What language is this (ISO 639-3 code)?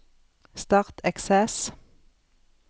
nor